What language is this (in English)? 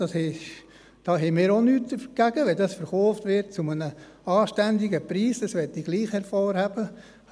Swiss German